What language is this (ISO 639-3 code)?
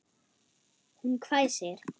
isl